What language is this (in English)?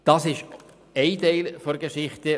Swiss German